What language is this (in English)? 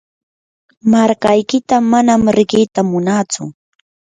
Yanahuanca Pasco Quechua